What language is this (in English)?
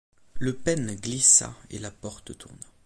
French